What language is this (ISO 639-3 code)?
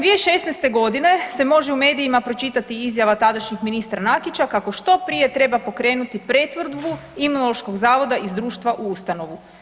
hrv